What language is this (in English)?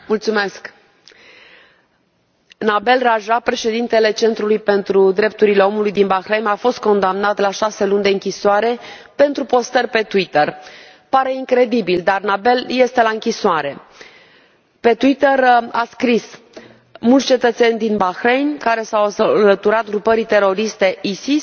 Romanian